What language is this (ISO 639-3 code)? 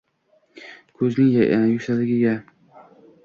uzb